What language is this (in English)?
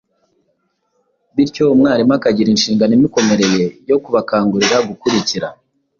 Kinyarwanda